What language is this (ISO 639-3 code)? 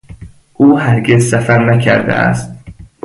fas